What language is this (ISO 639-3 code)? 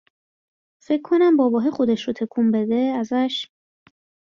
fas